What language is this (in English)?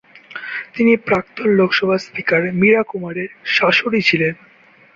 Bangla